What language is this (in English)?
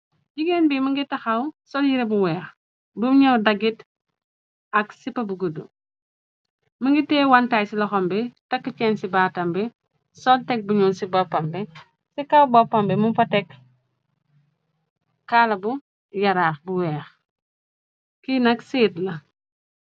Wolof